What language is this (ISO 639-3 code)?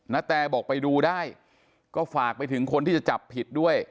tha